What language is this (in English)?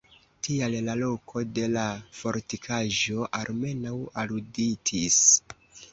Esperanto